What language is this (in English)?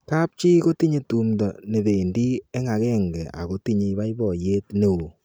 Kalenjin